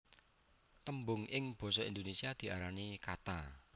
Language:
Javanese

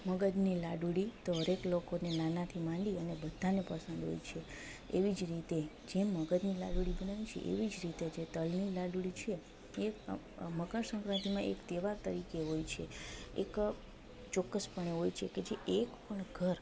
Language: Gujarati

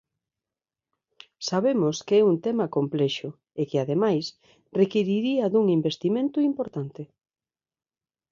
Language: Galician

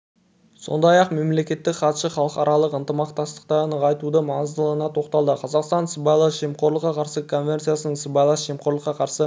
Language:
Kazakh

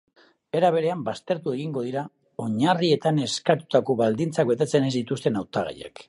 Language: Basque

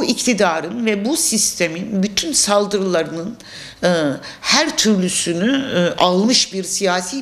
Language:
Turkish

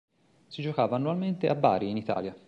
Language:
Italian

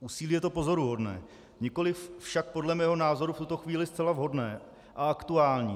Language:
Czech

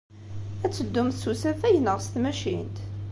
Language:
Kabyle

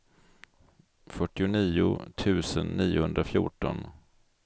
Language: Swedish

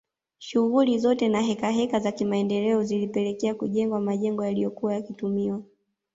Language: Swahili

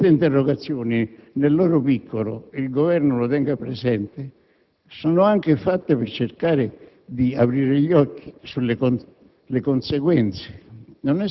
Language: Italian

